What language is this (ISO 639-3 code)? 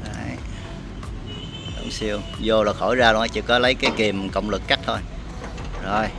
vie